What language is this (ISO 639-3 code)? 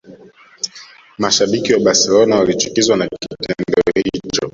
swa